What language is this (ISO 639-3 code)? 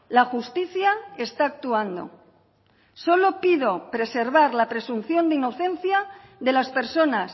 spa